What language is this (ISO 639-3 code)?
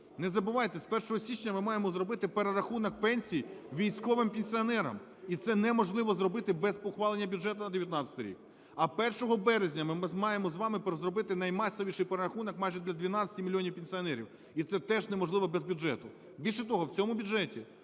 ukr